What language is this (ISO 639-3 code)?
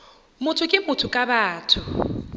nso